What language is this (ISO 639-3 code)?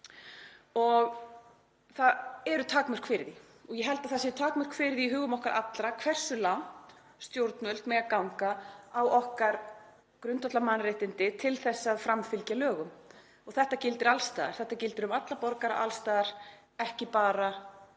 isl